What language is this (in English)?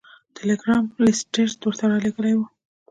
Pashto